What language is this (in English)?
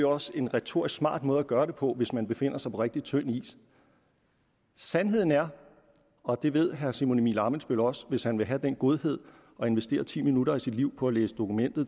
Danish